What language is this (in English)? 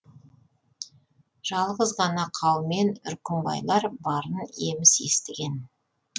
Kazakh